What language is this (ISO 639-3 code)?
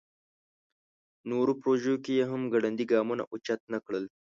pus